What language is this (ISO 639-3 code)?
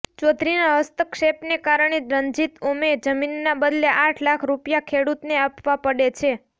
guj